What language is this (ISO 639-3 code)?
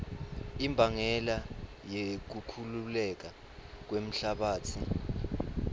ssw